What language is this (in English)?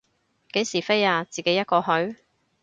Cantonese